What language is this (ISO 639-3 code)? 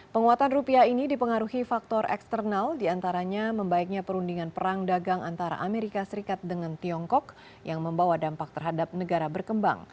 ind